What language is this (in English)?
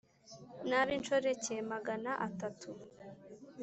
Kinyarwanda